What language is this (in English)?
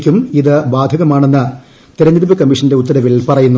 Malayalam